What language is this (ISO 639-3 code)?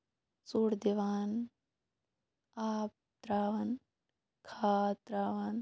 kas